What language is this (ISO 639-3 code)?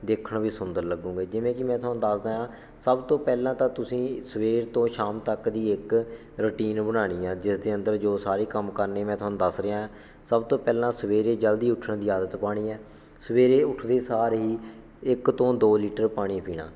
pan